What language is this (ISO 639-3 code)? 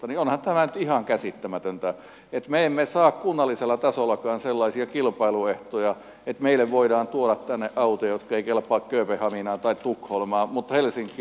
fin